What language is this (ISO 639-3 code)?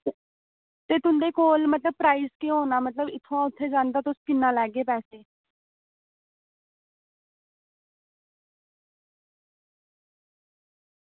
doi